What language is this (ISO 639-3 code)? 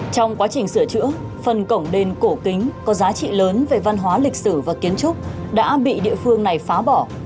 vie